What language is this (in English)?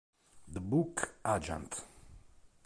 Italian